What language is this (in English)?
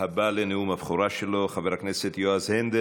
Hebrew